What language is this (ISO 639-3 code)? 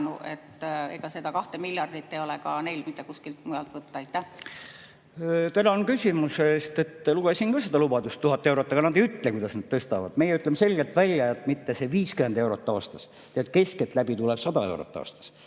est